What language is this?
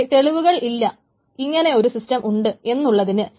Malayalam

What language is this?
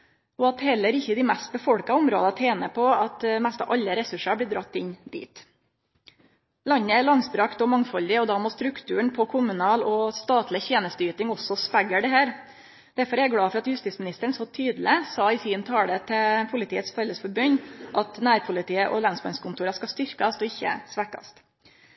Norwegian Nynorsk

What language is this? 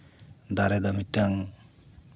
Santali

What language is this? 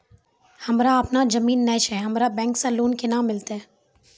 Maithili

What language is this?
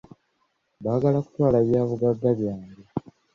Ganda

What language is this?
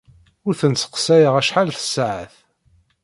Kabyle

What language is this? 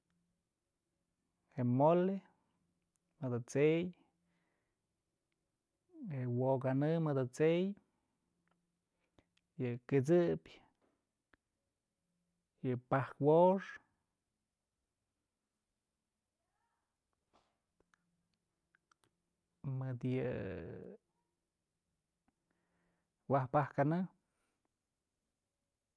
Mazatlán Mixe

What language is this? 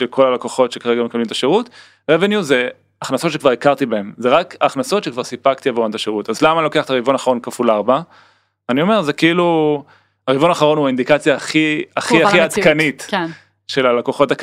Hebrew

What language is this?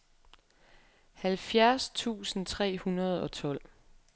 Danish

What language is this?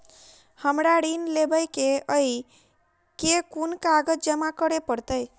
Maithili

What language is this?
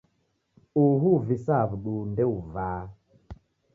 Taita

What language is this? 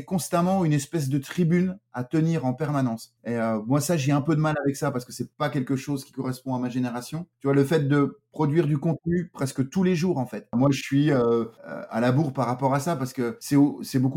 French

